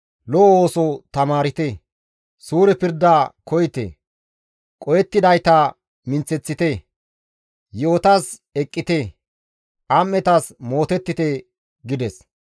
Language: Gamo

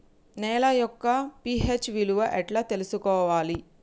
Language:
Telugu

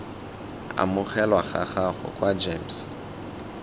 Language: Tswana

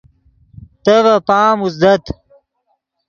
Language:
Yidgha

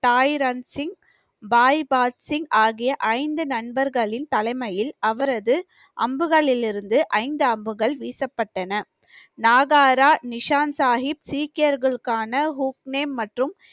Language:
Tamil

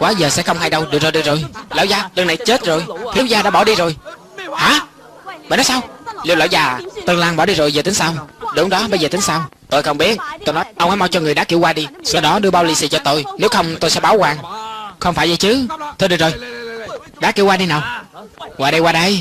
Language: Vietnamese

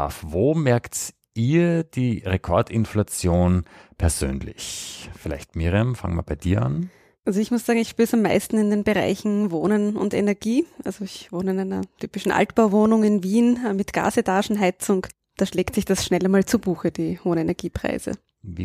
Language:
German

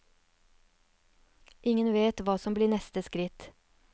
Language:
Norwegian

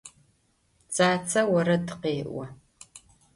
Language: Adyghe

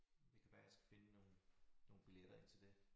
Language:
Danish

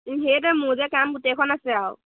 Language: Assamese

